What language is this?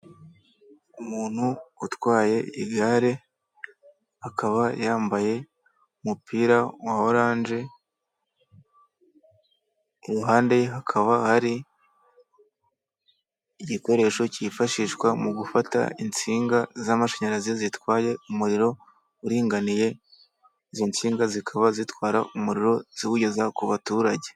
Kinyarwanda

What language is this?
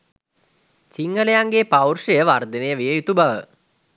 Sinhala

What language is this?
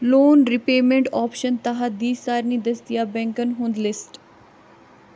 Kashmiri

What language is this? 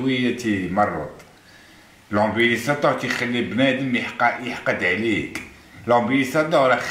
Arabic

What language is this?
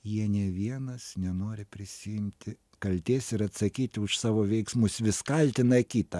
Lithuanian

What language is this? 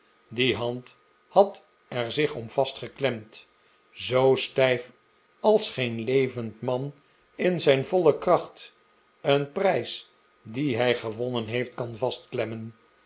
Dutch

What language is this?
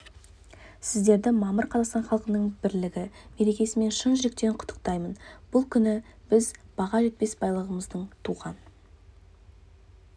Kazakh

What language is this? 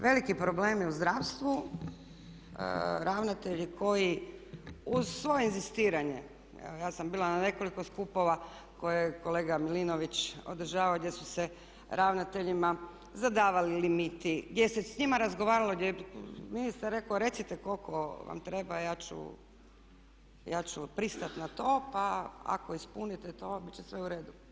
Croatian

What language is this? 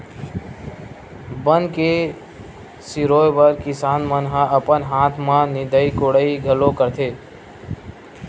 Chhattisgarhi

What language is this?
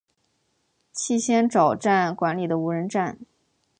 Chinese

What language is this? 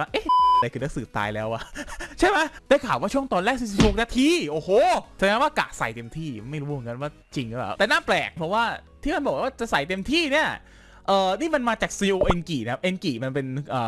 Thai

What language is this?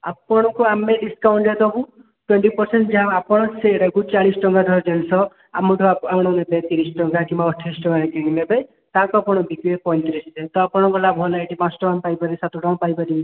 Odia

